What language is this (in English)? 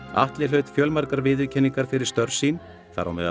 Icelandic